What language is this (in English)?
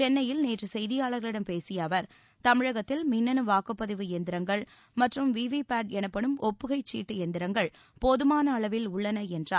Tamil